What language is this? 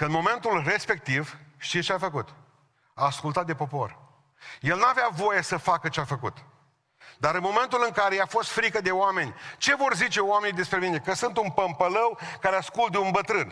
Romanian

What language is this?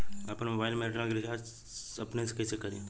Bhojpuri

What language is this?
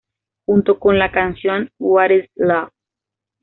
Spanish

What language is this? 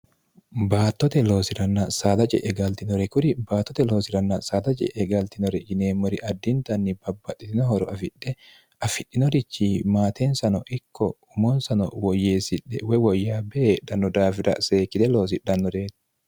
Sidamo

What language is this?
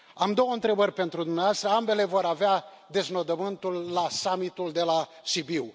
Romanian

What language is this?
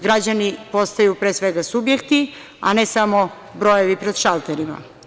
Serbian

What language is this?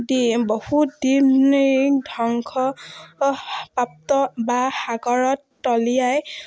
Assamese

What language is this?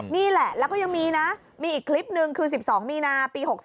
Thai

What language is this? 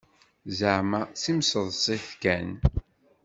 Kabyle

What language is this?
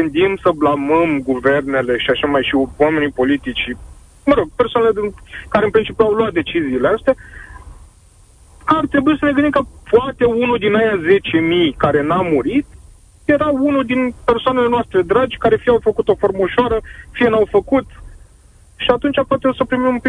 Romanian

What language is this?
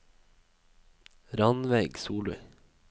Norwegian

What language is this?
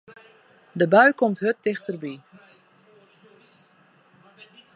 Western Frisian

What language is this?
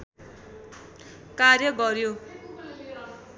Nepali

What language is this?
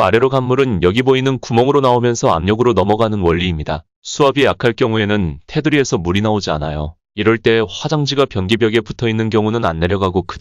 Korean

